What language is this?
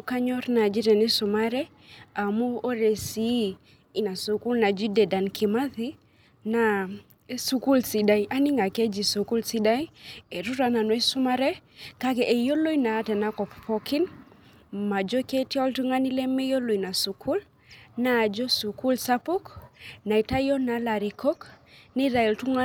Masai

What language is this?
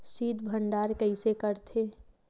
Chhattisgarhi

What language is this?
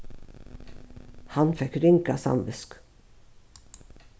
Faroese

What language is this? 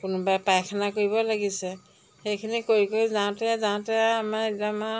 Assamese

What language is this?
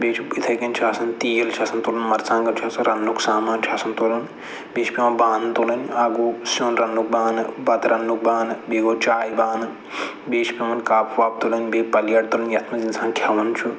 Kashmiri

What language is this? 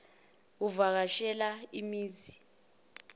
Zulu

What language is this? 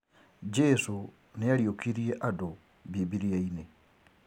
Kikuyu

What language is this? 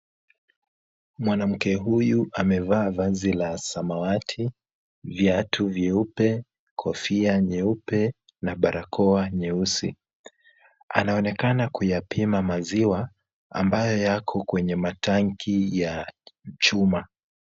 Swahili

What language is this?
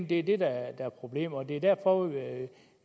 Danish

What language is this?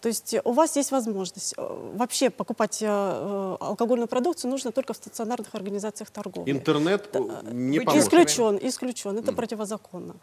Russian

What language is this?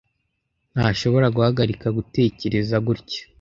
Kinyarwanda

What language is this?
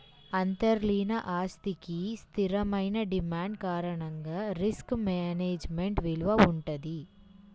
Telugu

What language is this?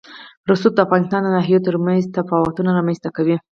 Pashto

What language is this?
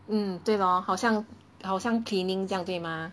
English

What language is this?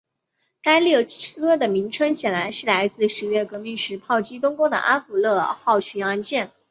Chinese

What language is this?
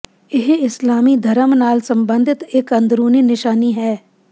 Punjabi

